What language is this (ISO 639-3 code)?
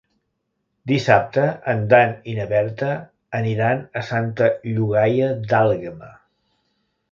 cat